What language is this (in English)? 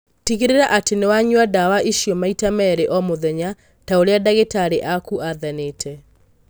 Kikuyu